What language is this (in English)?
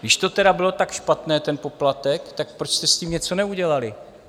Czech